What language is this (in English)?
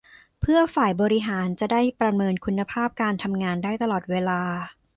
Thai